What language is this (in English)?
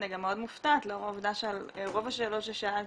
Hebrew